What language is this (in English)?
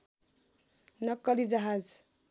Nepali